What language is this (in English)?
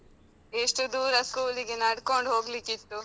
Kannada